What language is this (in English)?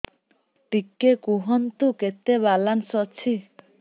Odia